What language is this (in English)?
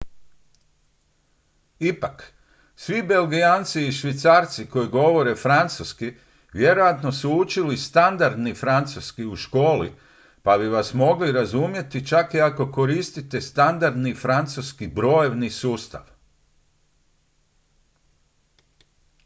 Croatian